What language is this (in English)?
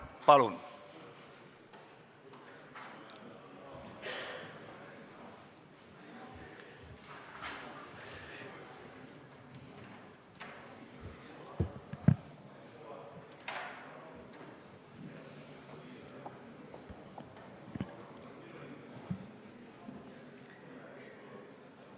Estonian